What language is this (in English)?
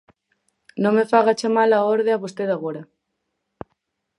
Galician